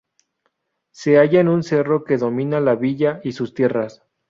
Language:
Spanish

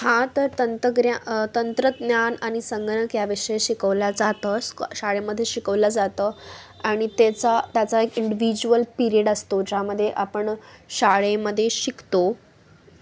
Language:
Marathi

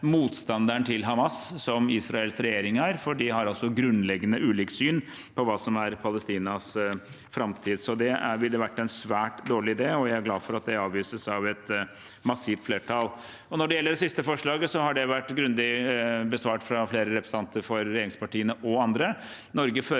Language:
Norwegian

